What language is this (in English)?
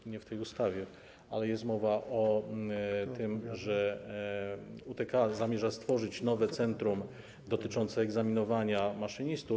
Polish